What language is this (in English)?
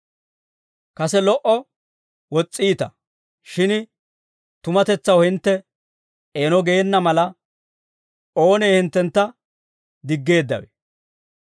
Dawro